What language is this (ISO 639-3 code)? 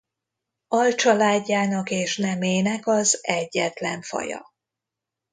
hun